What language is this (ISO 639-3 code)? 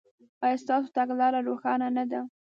pus